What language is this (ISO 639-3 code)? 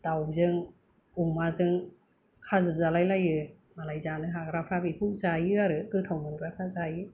brx